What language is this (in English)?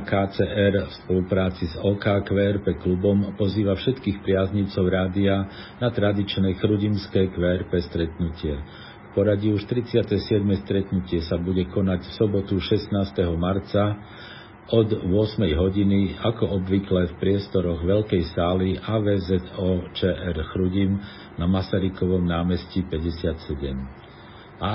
Slovak